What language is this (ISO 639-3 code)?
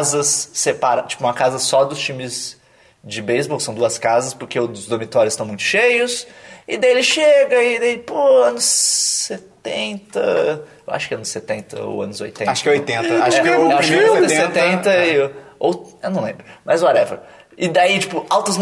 por